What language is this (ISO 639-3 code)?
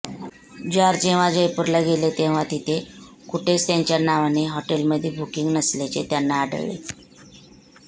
mar